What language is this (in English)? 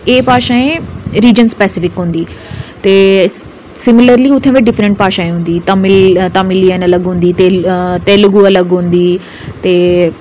Dogri